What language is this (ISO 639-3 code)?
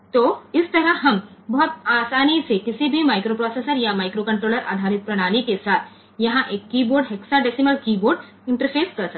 guj